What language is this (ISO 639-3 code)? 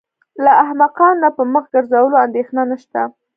pus